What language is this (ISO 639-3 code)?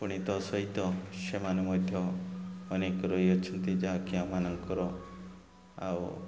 ori